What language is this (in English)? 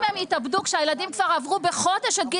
Hebrew